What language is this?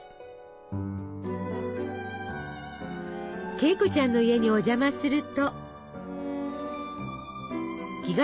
Japanese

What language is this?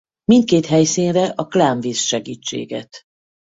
Hungarian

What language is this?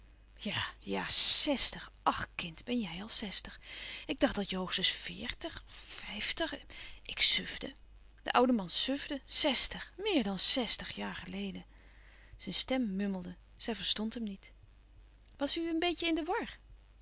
Dutch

